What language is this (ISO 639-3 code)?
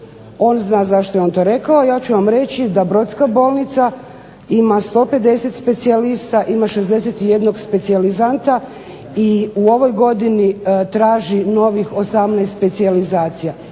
hrv